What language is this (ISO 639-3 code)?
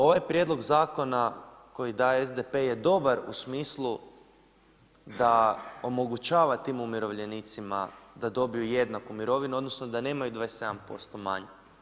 hrv